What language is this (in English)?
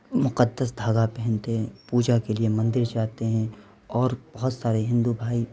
Urdu